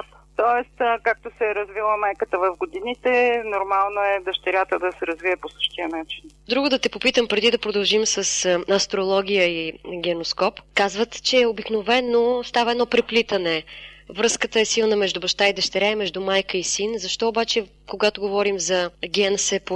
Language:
Bulgarian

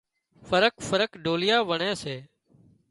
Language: Wadiyara Koli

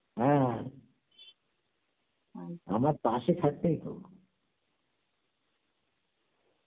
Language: Bangla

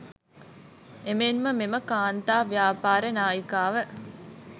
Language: Sinhala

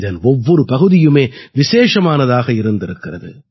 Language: Tamil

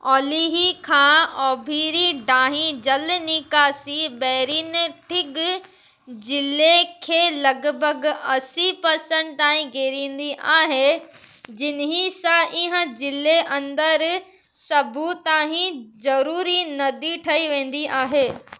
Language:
Sindhi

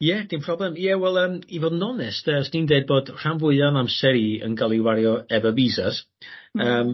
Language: Welsh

